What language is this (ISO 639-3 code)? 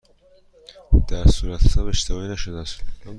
fas